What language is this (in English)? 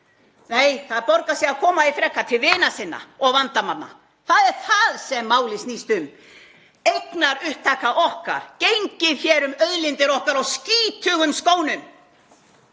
Icelandic